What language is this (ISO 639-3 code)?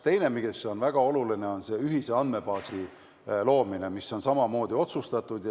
est